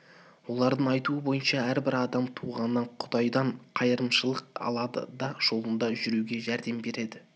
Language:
Kazakh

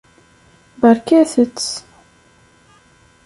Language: Kabyle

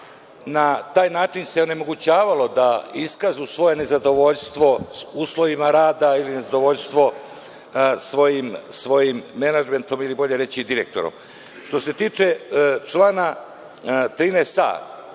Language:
Serbian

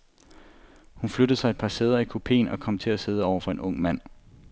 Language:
Danish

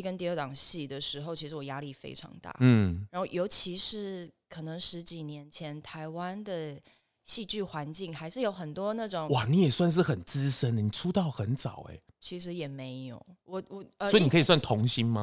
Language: Chinese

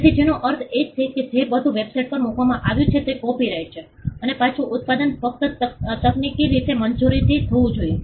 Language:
Gujarati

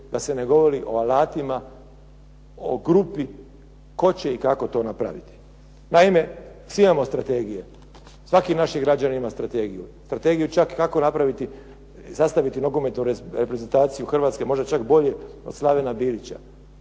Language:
Croatian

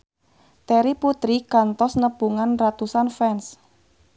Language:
Sundanese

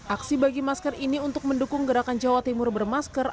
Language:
Indonesian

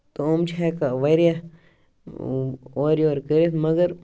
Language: Kashmiri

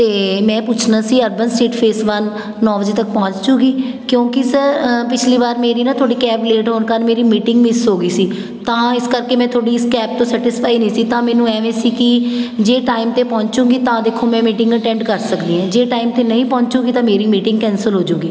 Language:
Punjabi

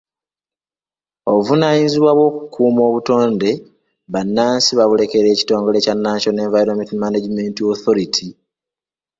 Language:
Ganda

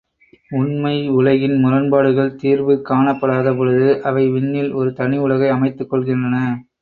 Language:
Tamil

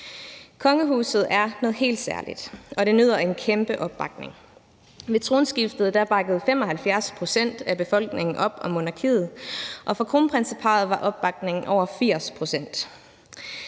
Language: Danish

